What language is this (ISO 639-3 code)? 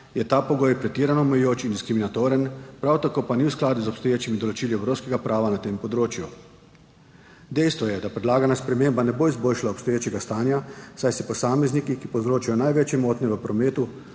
slv